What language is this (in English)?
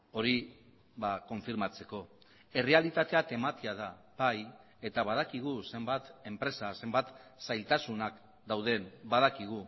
Basque